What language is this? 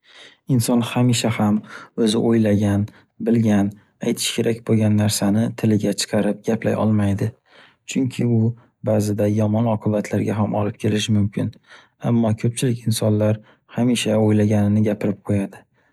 Uzbek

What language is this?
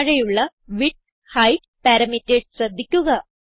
Malayalam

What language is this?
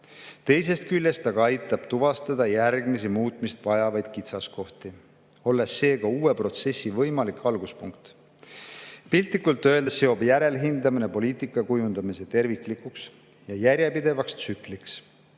Estonian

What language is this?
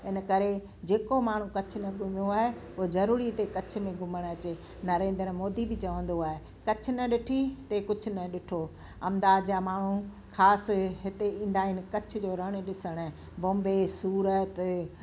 Sindhi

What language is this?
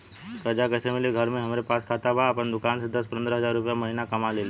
Bhojpuri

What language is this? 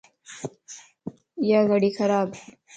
Lasi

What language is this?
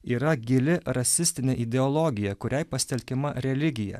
Lithuanian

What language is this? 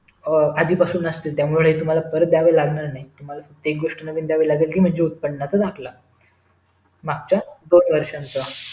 Marathi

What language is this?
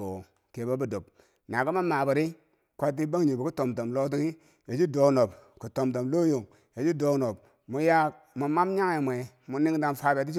Bangwinji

